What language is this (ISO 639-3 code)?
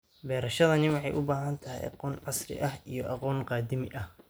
som